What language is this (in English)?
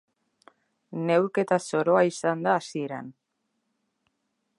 Basque